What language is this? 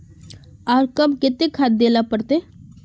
Magahi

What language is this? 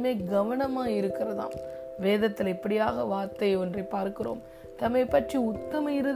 Tamil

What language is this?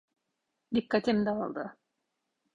Turkish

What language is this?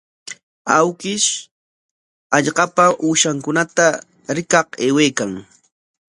Corongo Ancash Quechua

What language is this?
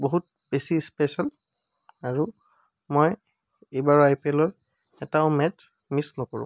Assamese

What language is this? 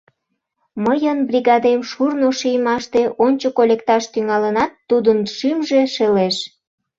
Mari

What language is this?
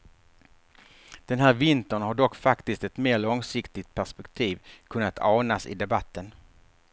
Swedish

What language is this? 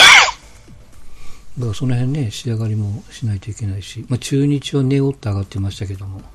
Japanese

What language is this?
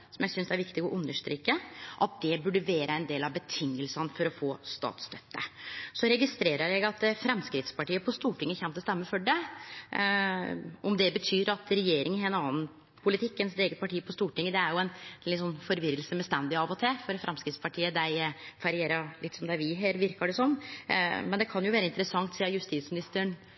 Norwegian Nynorsk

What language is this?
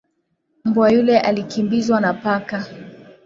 Swahili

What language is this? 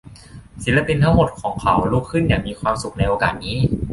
Thai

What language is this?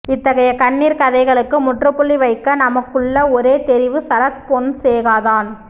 Tamil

